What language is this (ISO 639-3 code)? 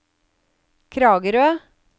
nor